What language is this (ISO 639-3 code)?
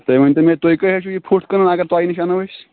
kas